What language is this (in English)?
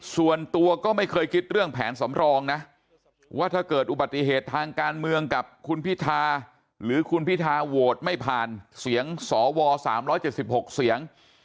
Thai